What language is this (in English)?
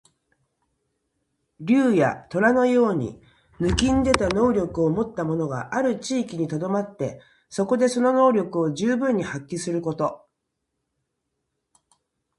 Japanese